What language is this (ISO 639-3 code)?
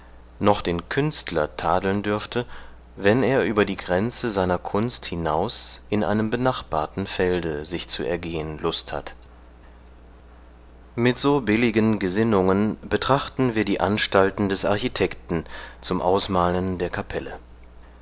deu